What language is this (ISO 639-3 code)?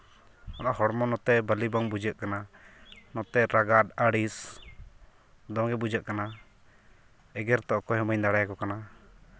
sat